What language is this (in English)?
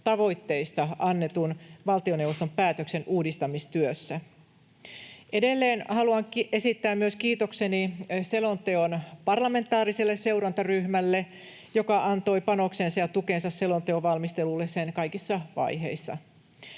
Finnish